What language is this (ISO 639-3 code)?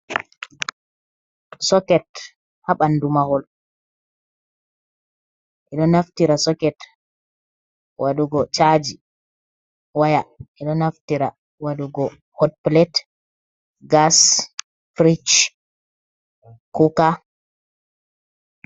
ful